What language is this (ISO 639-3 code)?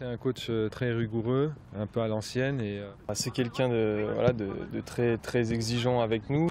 fra